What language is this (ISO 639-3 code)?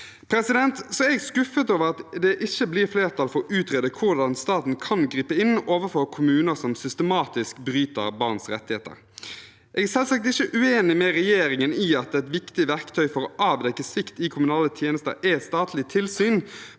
nor